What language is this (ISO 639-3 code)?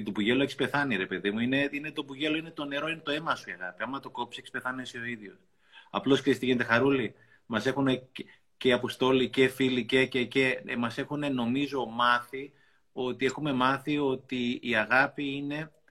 ell